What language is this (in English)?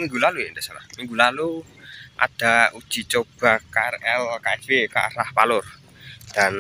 Indonesian